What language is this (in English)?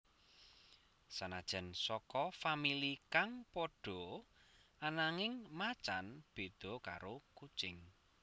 Javanese